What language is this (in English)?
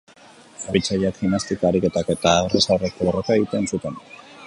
Basque